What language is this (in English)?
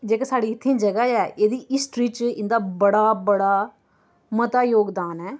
Dogri